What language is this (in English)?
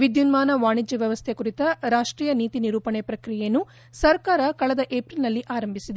Kannada